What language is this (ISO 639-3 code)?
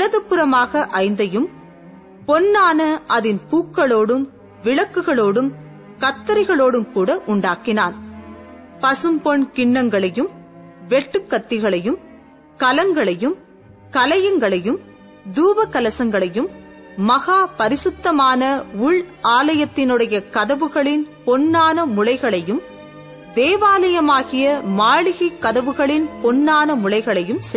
tam